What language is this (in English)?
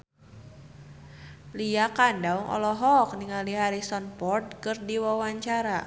Sundanese